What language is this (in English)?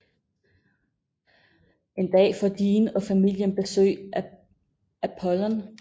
Danish